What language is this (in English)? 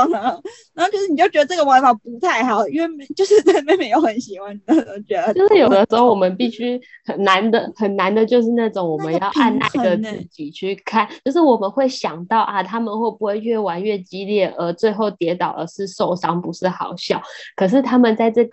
Chinese